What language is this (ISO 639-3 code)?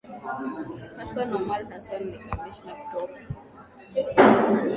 swa